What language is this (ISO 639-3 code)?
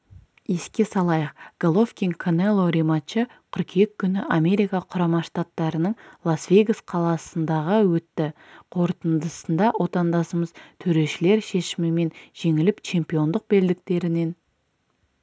kaz